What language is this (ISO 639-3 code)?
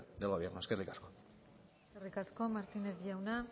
eus